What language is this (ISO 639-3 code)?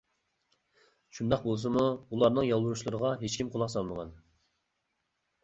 uig